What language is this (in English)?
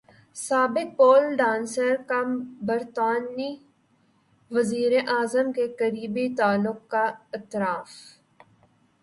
Urdu